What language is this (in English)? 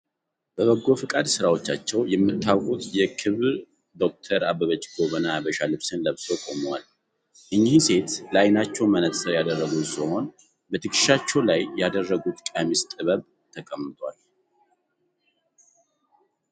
Amharic